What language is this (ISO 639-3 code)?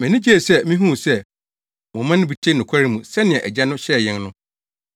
aka